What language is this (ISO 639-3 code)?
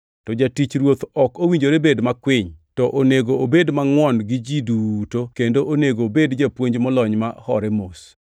luo